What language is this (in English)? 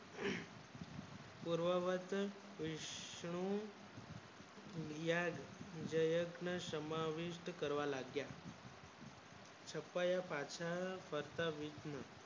Gujarati